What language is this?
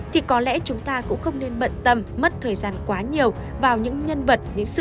Vietnamese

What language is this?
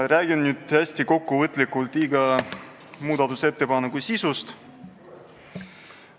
Estonian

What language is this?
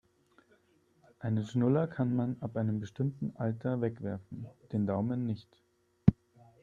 German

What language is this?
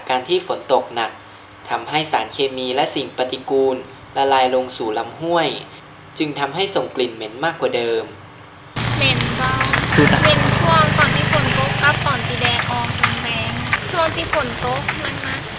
Thai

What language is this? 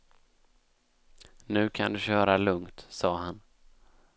Swedish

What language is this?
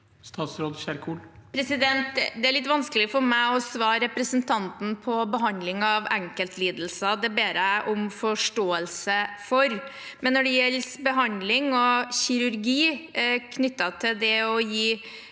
Norwegian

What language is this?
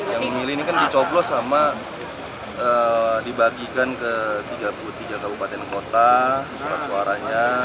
Indonesian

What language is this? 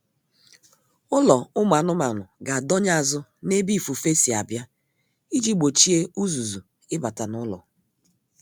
Igbo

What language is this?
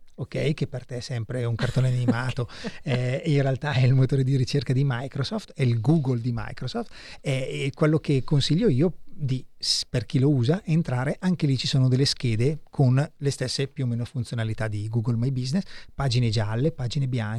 Italian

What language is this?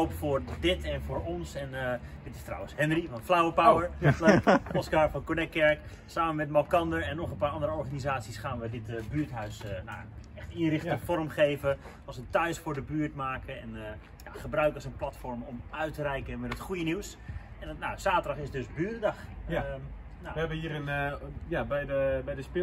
Dutch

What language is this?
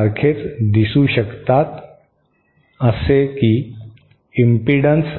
Marathi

